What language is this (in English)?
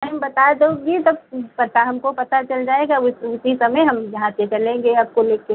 Hindi